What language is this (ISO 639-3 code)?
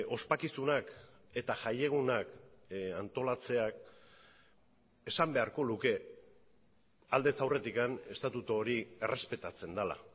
eus